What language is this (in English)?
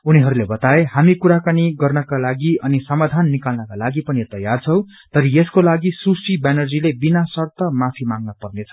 Nepali